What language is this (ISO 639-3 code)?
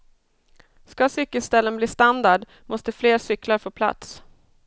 swe